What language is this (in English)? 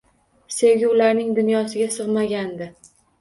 Uzbek